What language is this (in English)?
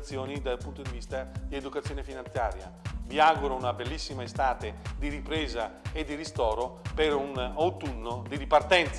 Italian